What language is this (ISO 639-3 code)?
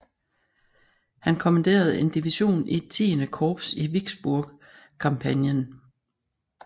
dan